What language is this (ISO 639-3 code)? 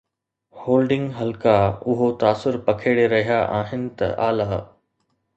snd